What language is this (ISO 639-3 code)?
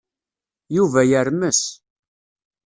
kab